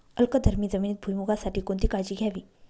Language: Marathi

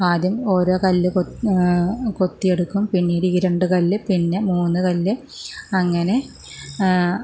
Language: Malayalam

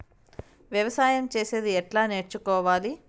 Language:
Telugu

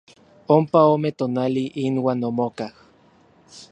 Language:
Orizaba Nahuatl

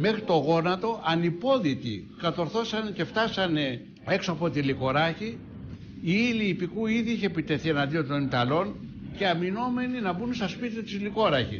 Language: Greek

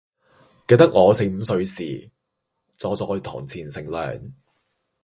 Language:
Cantonese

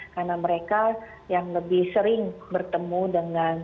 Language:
Indonesian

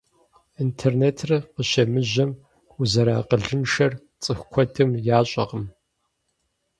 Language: Kabardian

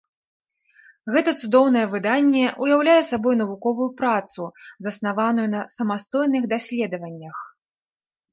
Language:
Belarusian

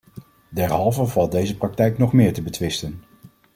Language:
Dutch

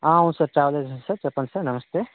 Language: Telugu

